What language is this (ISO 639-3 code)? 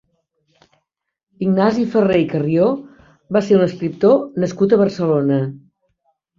cat